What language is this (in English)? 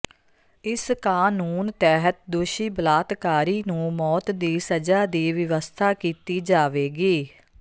Punjabi